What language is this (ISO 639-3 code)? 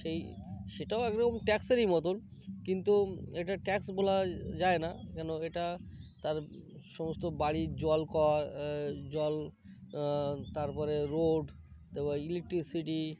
ben